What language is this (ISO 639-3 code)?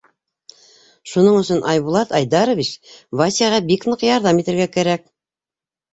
bak